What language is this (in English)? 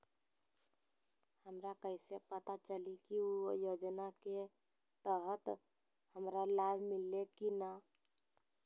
Magahi